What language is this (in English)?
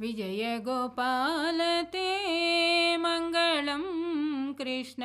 Telugu